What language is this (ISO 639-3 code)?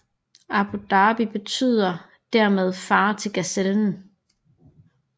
dan